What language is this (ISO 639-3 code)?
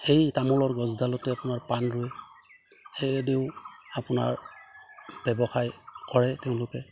asm